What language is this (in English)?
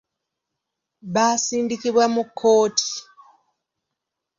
Ganda